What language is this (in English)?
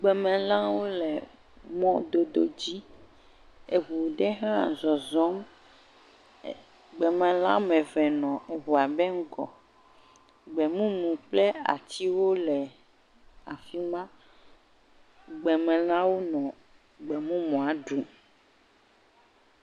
Ewe